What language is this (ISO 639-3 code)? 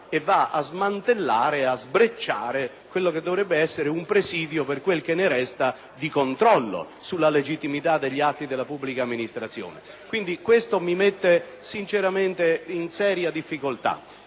ita